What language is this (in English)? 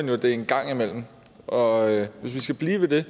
Danish